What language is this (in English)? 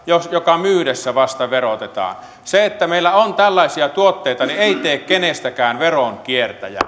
Finnish